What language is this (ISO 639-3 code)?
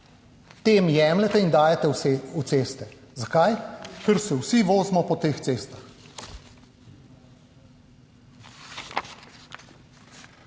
slv